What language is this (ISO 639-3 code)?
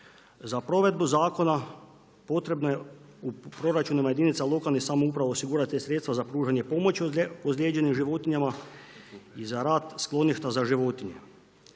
hrv